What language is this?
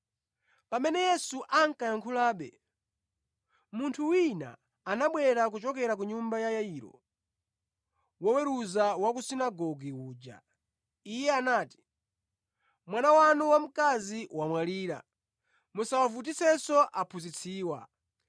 Nyanja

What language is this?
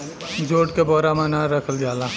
Bhojpuri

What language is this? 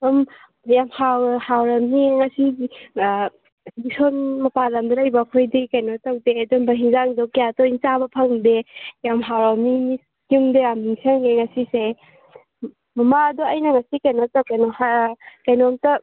Manipuri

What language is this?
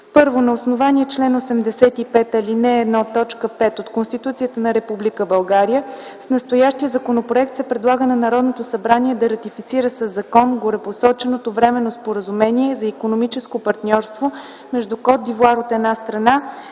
Bulgarian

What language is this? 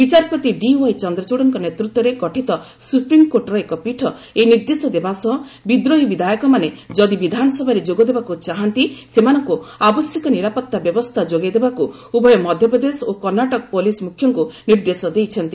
Odia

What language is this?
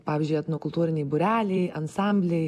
Lithuanian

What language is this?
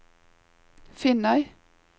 Norwegian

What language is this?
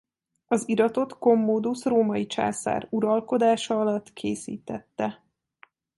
Hungarian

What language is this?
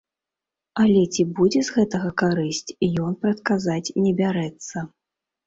Belarusian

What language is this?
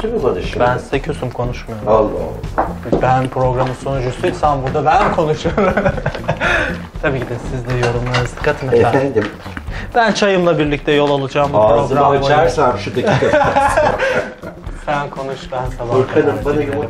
Turkish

